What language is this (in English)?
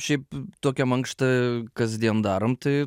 Lithuanian